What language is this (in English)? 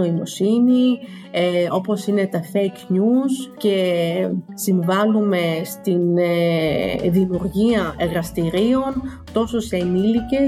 Greek